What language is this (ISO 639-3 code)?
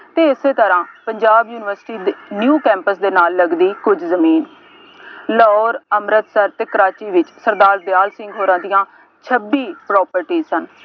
pan